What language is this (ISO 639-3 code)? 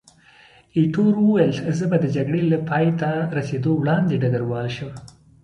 pus